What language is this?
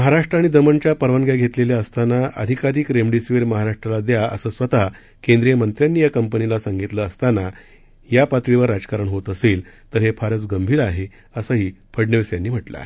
Marathi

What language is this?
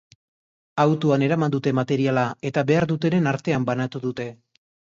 Basque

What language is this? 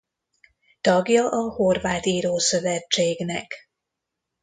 Hungarian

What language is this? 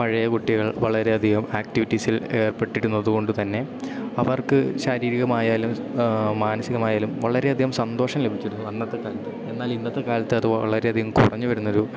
Malayalam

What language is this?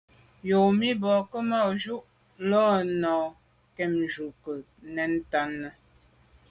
Medumba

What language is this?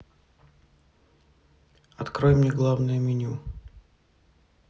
Russian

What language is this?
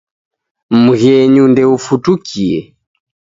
Taita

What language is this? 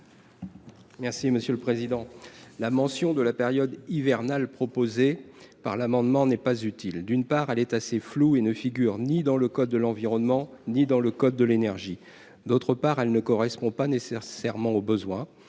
French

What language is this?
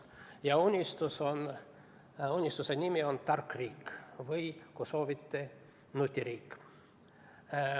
Estonian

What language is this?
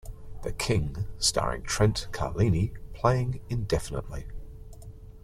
English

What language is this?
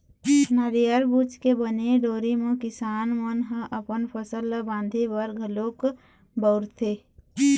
Chhattisgarhi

